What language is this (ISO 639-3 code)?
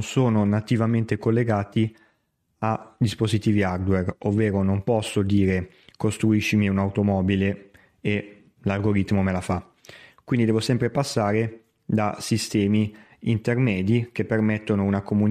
ita